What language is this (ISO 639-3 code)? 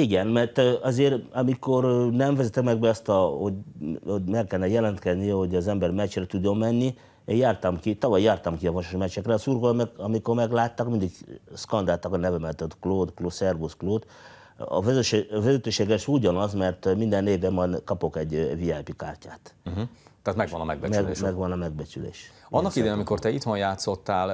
hun